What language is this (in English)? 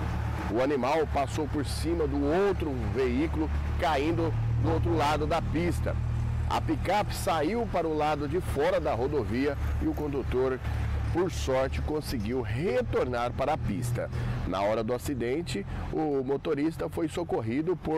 Portuguese